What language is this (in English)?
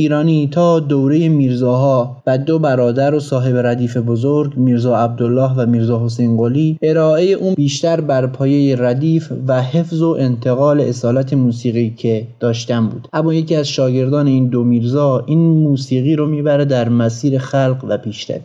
Persian